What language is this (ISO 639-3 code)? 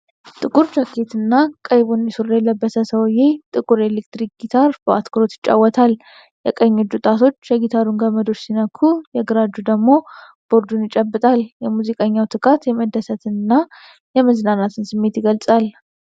amh